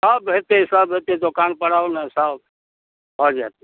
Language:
Maithili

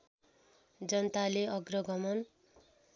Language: Nepali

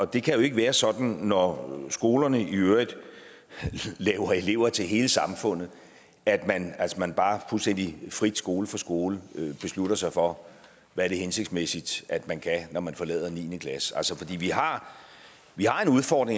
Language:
Danish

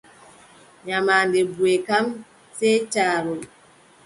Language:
Adamawa Fulfulde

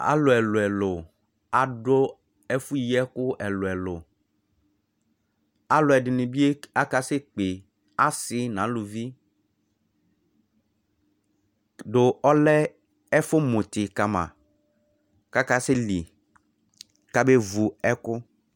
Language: Ikposo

